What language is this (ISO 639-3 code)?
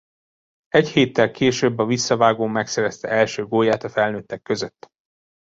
hun